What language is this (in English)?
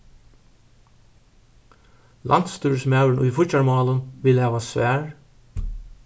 Faroese